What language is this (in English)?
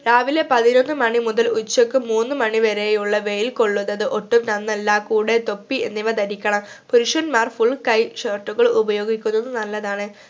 Malayalam